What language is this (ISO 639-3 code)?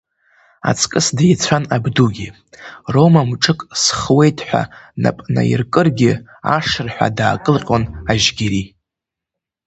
abk